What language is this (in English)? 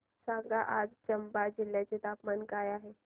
Marathi